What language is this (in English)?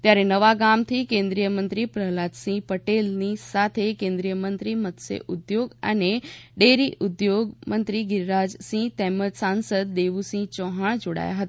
Gujarati